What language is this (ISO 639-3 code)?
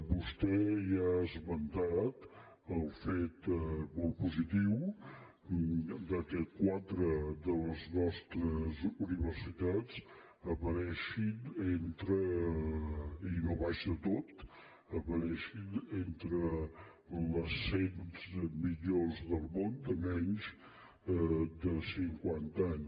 cat